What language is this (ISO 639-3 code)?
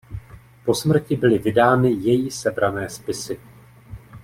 ces